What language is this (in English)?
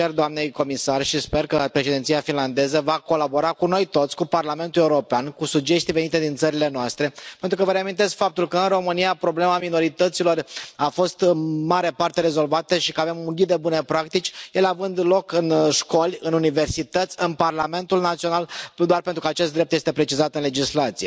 Romanian